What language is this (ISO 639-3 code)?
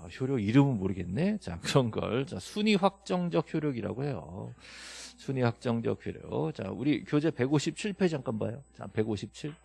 kor